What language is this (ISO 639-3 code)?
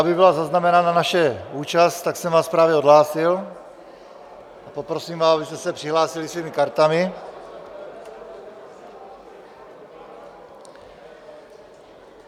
ces